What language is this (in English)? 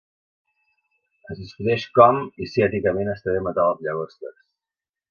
Catalan